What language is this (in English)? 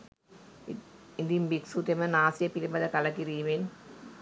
Sinhala